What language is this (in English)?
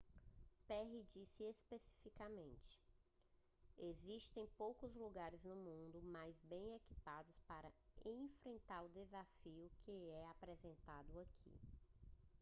Portuguese